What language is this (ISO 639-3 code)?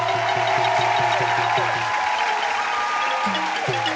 tha